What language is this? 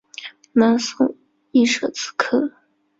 Chinese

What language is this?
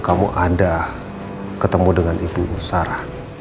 Indonesian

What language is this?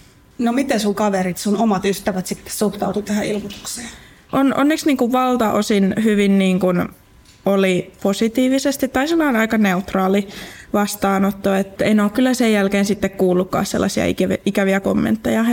Finnish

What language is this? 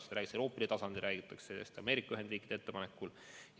Estonian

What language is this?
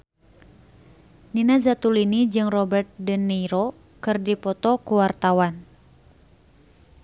Sundanese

